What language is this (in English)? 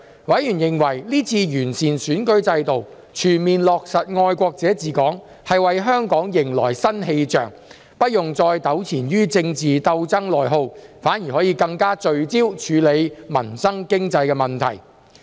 Cantonese